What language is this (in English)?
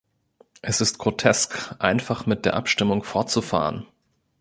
German